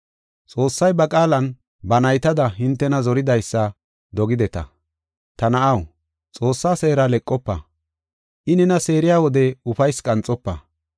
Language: Gofa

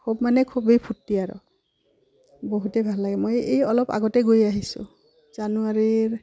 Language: Assamese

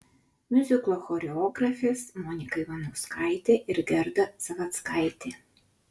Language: Lithuanian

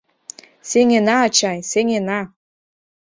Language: Mari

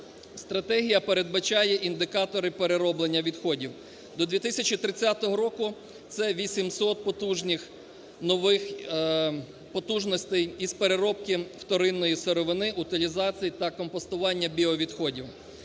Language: Ukrainian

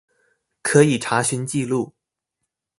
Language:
Chinese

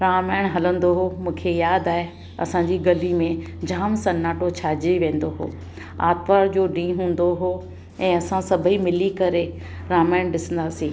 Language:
Sindhi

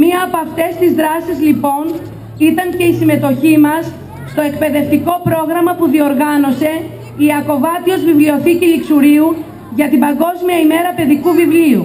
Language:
Greek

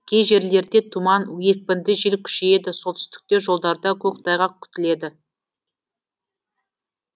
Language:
Kazakh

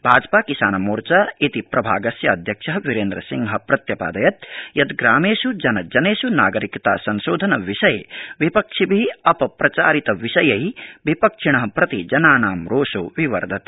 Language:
Sanskrit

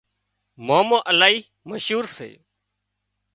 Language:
Wadiyara Koli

